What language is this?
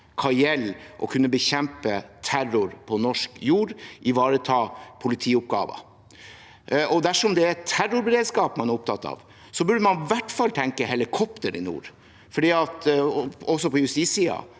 Norwegian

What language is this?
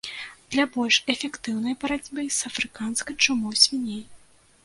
Belarusian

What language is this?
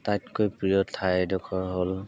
Assamese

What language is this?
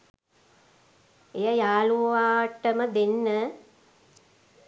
Sinhala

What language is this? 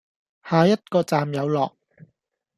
Cantonese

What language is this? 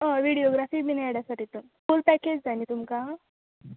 Konkani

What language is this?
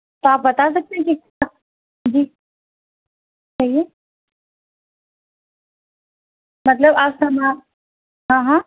Urdu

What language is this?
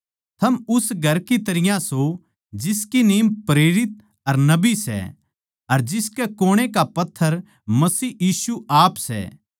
Haryanvi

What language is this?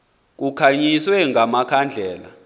Xhosa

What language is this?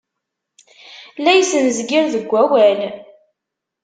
Kabyle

